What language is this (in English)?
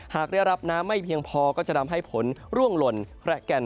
Thai